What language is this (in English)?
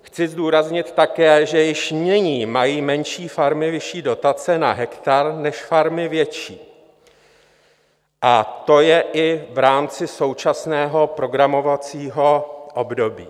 Czech